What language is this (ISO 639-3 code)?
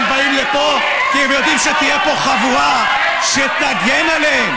heb